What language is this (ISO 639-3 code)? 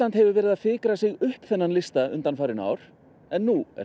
isl